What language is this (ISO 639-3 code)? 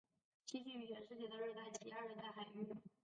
zho